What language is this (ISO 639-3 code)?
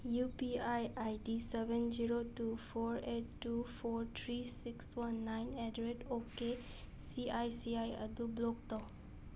mni